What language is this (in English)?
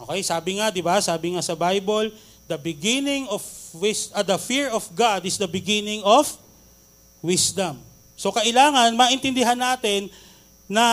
Filipino